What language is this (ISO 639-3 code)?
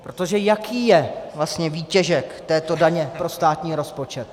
ces